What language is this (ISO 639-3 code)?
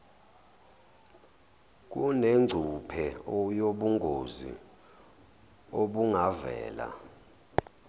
zul